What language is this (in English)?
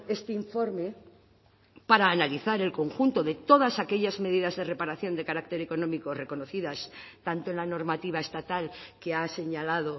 Spanish